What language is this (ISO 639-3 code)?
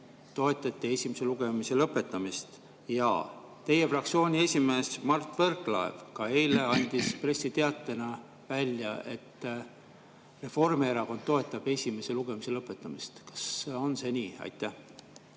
est